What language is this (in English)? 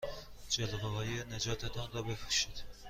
Persian